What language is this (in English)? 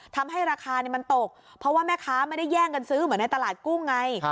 Thai